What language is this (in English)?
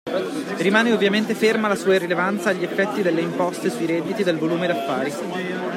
Italian